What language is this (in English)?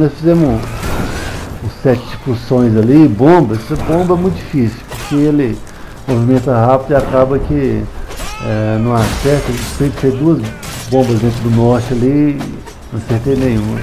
Portuguese